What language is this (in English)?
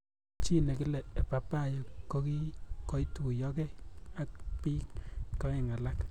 Kalenjin